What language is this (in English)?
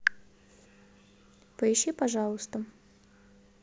Russian